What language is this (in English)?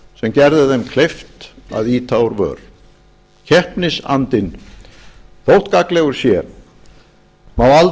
Icelandic